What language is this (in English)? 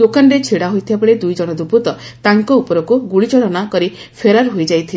Odia